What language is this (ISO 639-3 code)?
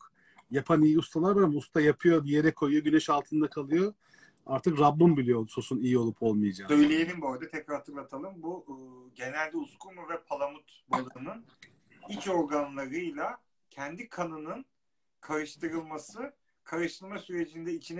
tur